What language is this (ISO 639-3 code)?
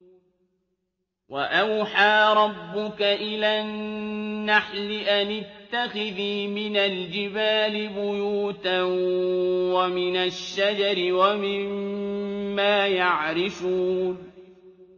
ara